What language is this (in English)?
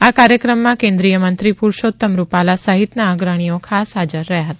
Gujarati